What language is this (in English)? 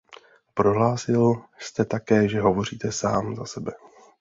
Czech